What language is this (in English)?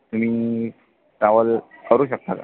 Marathi